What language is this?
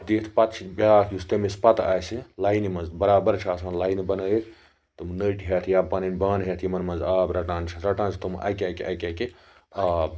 Kashmiri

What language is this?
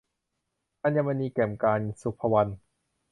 Thai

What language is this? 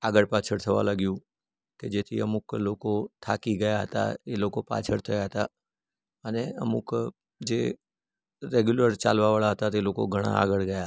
Gujarati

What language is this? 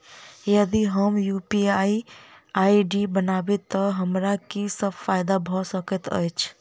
Maithili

